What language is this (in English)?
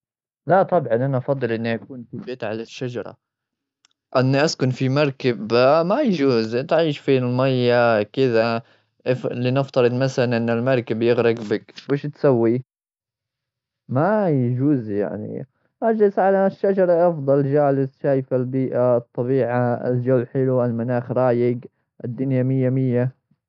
Gulf Arabic